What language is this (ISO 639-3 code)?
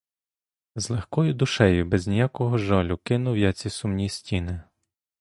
ukr